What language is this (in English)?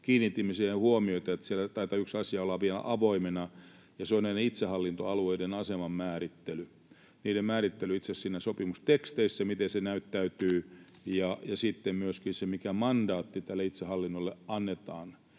Finnish